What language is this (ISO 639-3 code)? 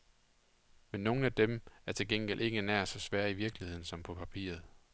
dan